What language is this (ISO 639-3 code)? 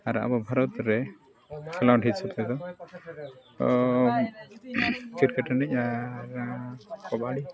sat